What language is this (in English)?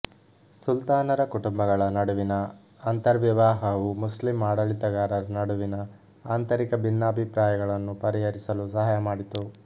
Kannada